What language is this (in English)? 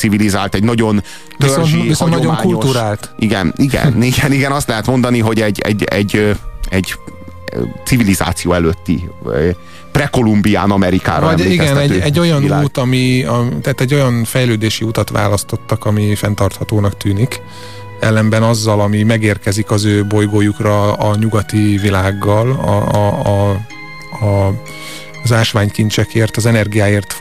Hungarian